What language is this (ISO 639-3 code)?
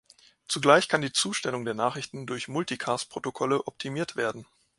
deu